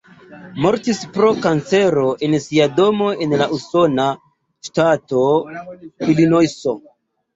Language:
Esperanto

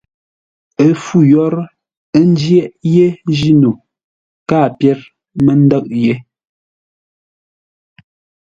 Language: Ngombale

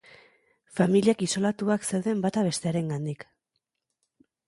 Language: Basque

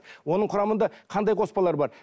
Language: Kazakh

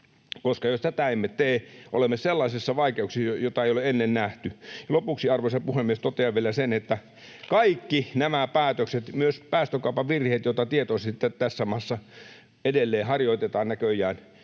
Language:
Finnish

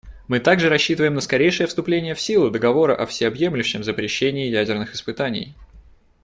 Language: Russian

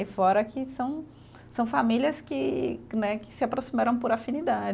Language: Portuguese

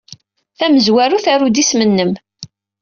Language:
Kabyle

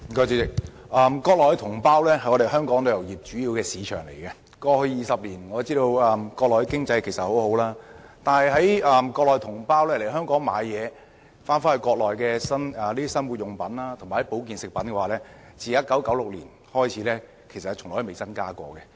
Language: Cantonese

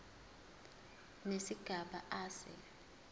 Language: Zulu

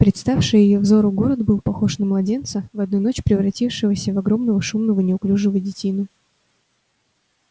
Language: Russian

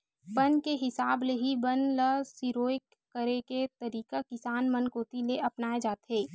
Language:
Chhattisgarhi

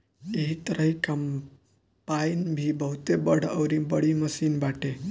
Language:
Bhojpuri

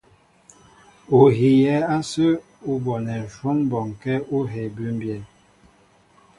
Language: Mbo (Cameroon)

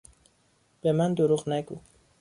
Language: Persian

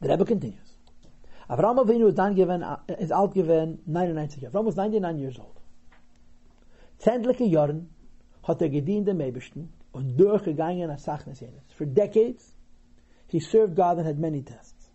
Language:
English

